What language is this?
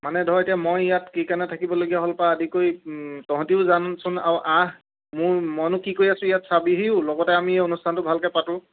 Assamese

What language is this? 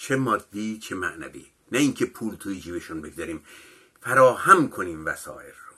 Persian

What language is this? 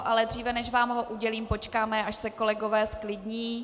Czech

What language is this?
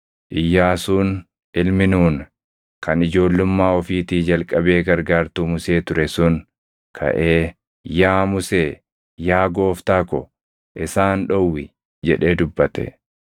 Oromo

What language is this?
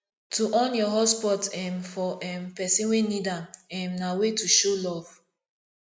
Nigerian Pidgin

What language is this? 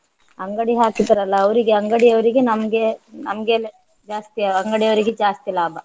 Kannada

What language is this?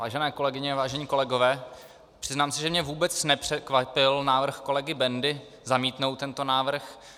Czech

